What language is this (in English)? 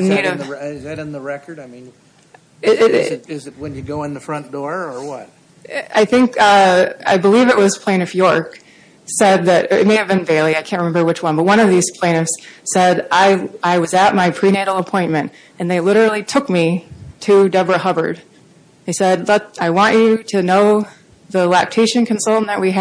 English